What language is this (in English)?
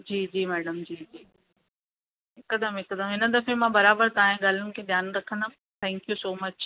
Sindhi